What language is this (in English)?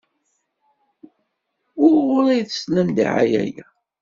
Kabyle